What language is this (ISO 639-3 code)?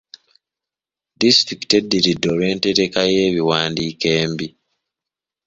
lug